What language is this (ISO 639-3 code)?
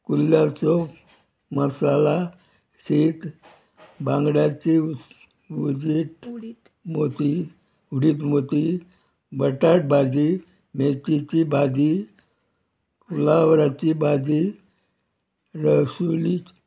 kok